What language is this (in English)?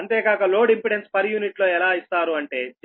Telugu